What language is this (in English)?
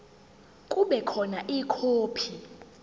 Zulu